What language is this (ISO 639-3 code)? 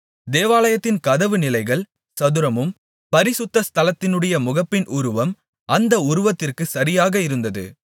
tam